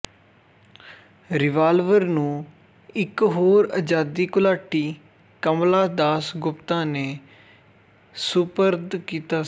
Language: Punjabi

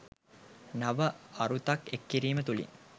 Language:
Sinhala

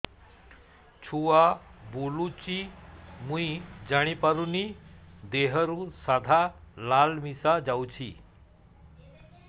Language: Odia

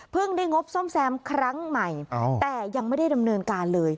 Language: Thai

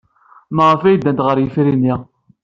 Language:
Kabyle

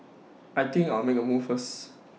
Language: English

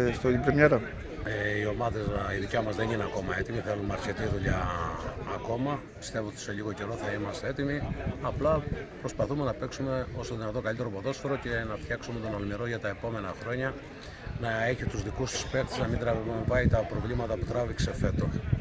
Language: Greek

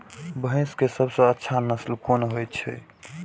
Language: Maithili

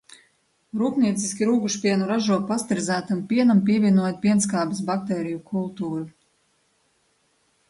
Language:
Latvian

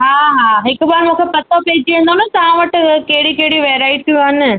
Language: Sindhi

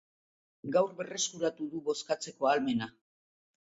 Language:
Basque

